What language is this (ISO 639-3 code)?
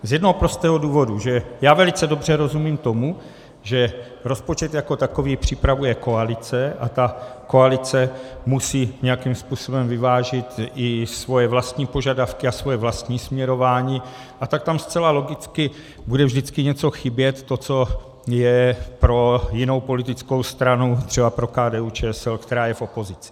ces